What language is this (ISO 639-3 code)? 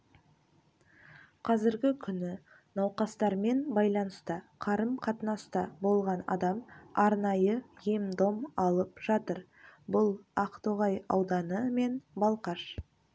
kaz